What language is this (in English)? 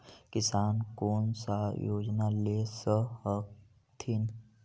Magahi